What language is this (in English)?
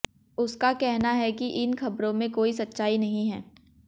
Hindi